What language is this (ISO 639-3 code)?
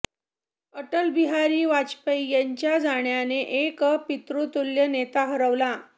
mar